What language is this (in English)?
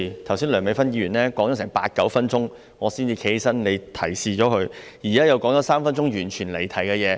Cantonese